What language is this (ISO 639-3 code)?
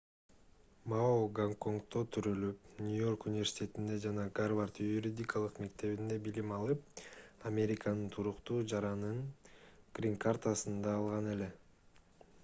kir